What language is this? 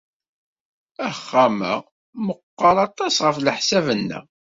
Kabyle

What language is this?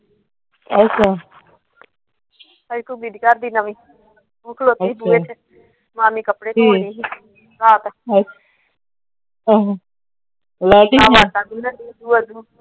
Punjabi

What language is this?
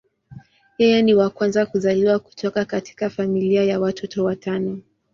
Swahili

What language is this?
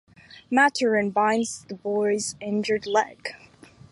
English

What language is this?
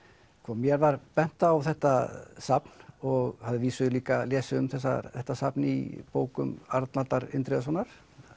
Icelandic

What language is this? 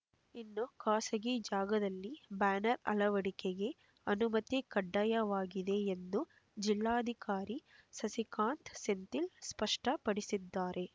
Kannada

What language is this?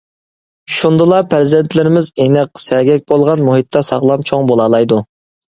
Uyghur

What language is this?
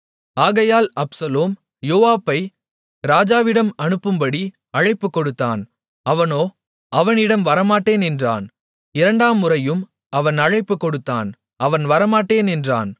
Tamil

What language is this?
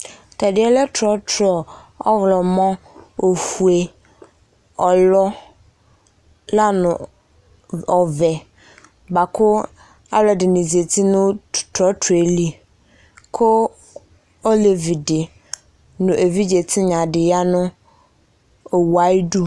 Ikposo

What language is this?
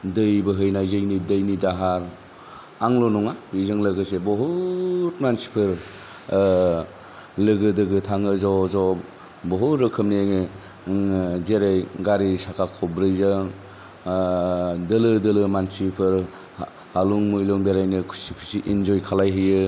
Bodo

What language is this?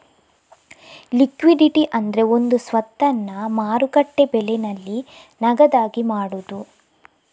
Kannada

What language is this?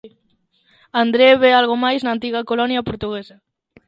Galician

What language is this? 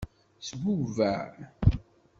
Kabyle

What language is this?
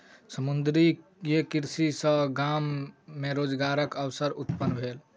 Maithili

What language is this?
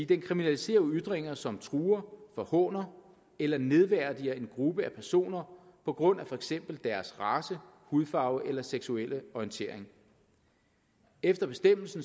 Danish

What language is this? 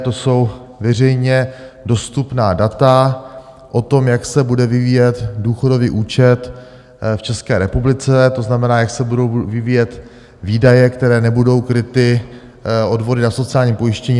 Czech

